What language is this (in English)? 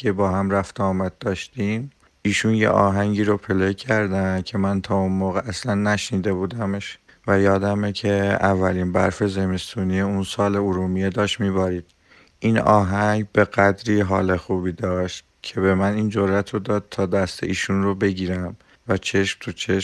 Persian